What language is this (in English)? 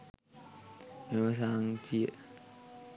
Sinhala